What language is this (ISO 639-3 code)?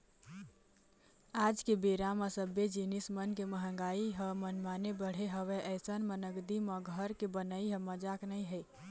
hne